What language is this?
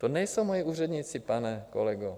Czech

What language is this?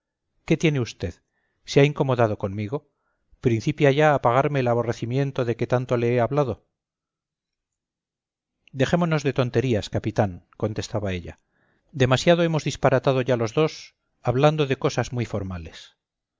Spanish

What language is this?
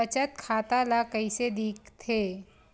Chhattisgarhi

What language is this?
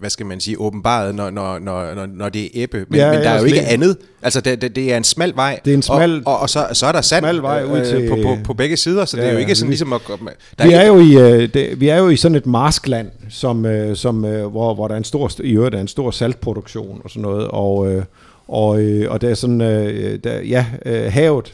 Danish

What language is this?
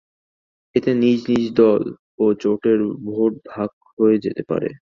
Bangla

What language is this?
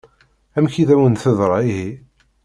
Kabyle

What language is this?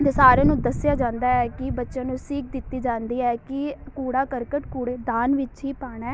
Punjabi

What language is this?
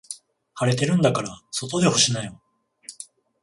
Japanese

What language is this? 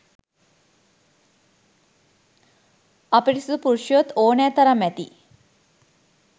Sinhala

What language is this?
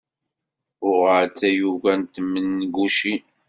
Kabyle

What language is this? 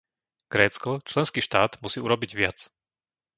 Slovak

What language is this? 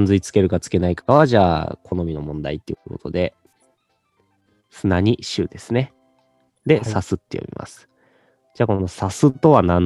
Japanese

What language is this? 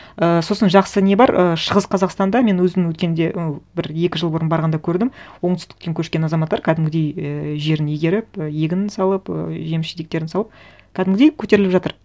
Kazakh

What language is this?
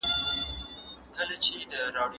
Pashto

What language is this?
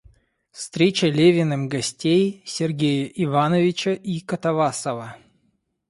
Russian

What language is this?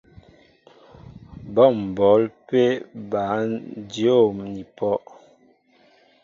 Mbo (Cameroon)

